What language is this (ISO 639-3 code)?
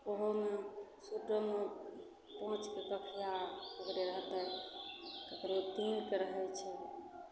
mai